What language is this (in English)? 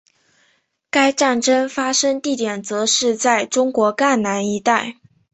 Chinese